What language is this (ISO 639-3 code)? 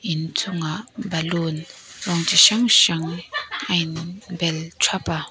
lus